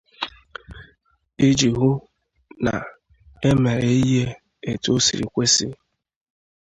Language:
Igbo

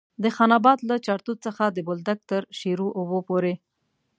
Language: Pashto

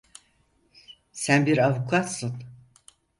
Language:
Turkish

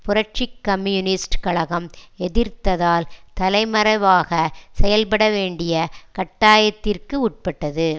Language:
Tamil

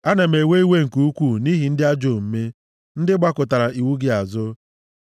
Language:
Igbo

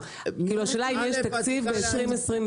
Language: Hebrew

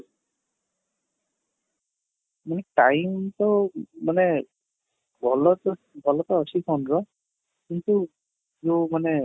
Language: Odia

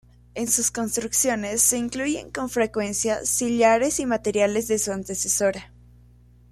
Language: Spanish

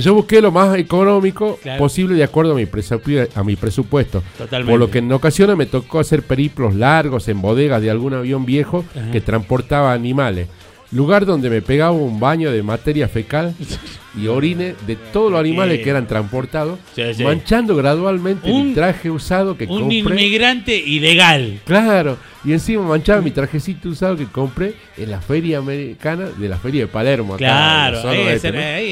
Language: Spanish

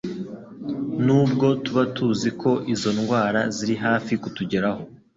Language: Kinyarwanda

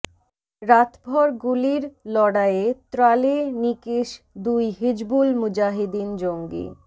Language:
Bangla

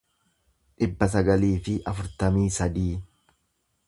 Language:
Oromo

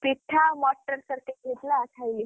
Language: Odia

